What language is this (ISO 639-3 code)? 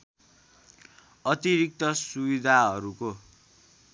nep